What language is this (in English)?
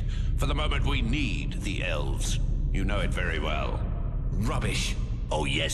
English